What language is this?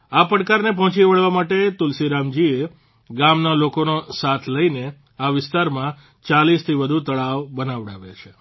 Gujarati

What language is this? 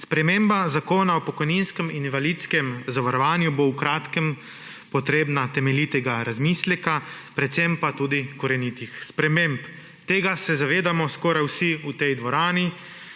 Slovenian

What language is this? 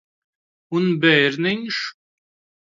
Latvian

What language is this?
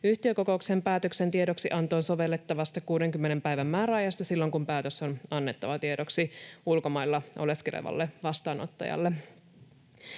Finnish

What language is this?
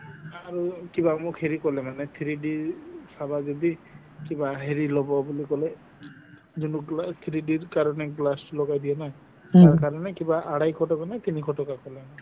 Assamese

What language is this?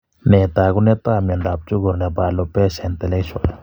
Kalenjin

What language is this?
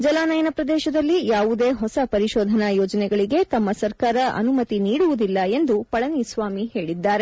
Kannada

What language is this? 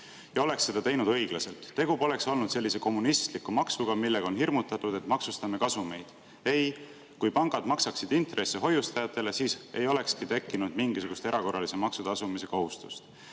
Estonian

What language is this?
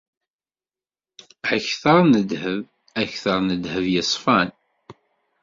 Kabyle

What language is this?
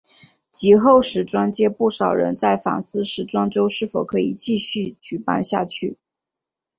Chinese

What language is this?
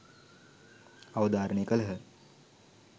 Sinhala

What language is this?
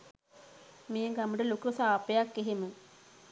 Sinhala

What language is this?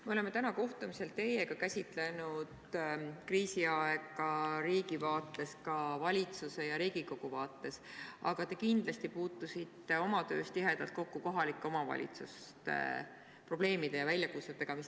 Estonian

